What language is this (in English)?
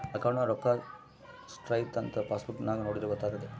Kannada